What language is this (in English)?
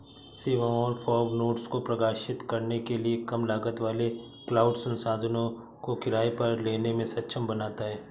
Hindi